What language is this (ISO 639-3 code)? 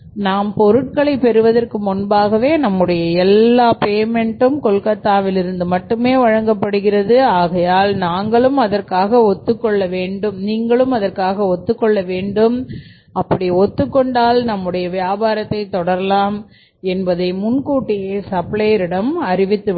tam